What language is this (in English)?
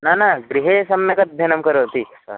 Sanskrit